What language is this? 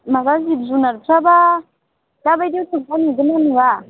Bodo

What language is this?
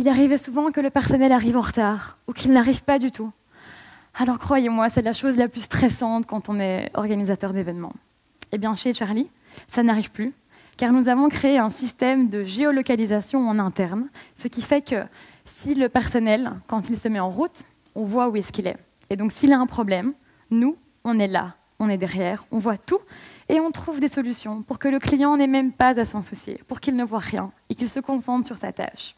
French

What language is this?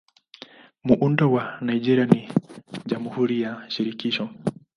Swahili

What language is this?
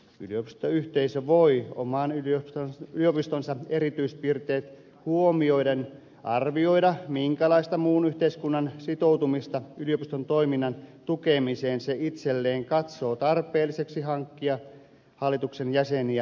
Finnish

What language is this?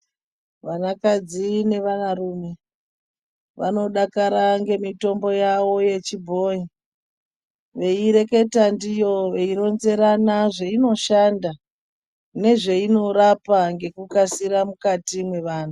Ndau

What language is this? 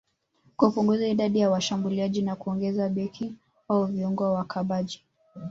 Swahili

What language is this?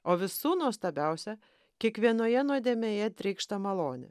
Lithuanian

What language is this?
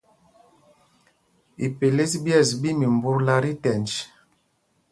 Mpumpong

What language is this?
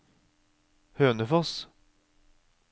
Norwegian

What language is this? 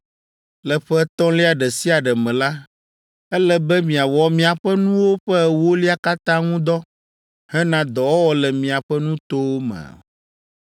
Ewe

